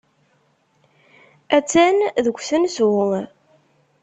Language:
Kabyle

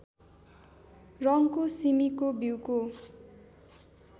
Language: Nepali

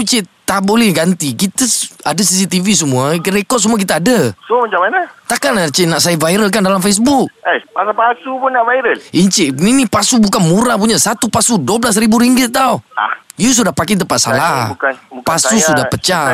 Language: Malay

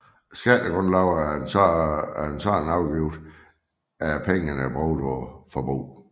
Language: Danish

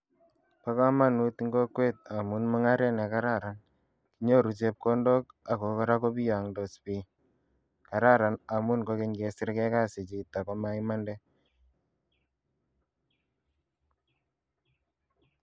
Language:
Kalenjin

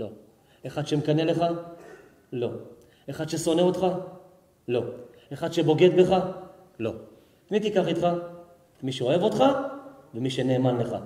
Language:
Hebrew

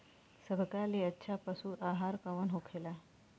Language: Bhojpuri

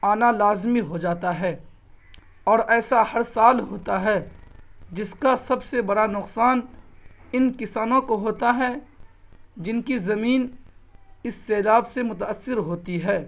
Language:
Urdu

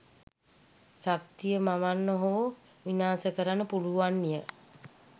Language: Sinhala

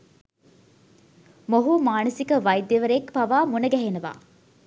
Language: Sinhala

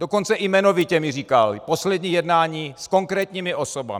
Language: Czech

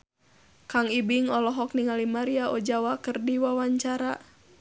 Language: Sundanese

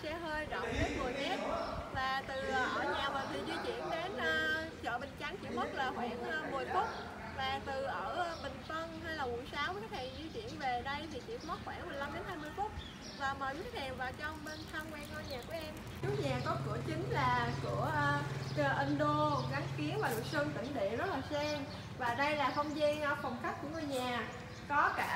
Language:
Vietnamese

